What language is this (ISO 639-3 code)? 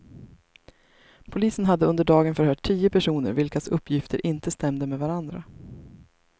swe